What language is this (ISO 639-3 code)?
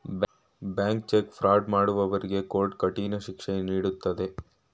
kan